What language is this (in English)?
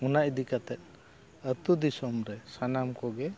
Santali